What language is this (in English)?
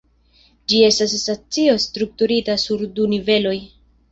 Esperanto